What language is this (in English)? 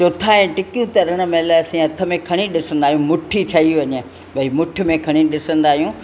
Sindhi